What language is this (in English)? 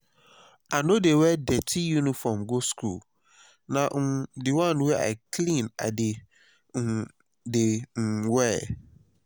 Nigerian Pidgin